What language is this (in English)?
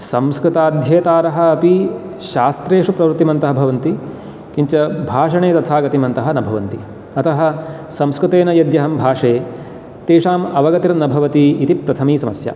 Sanskrit